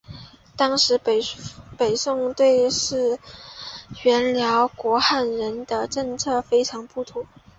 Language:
Chinese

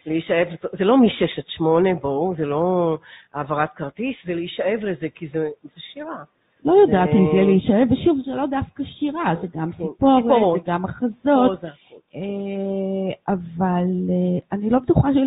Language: Hebrew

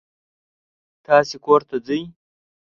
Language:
Pashto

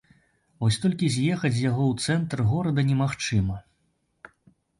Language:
Belarusian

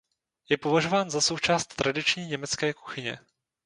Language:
Czech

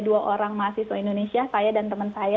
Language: Indonesian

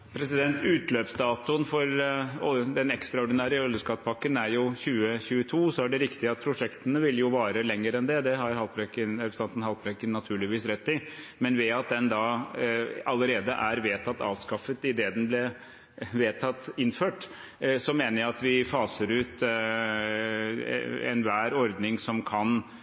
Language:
Norwegian Bokmål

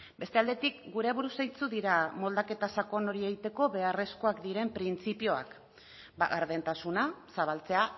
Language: Basque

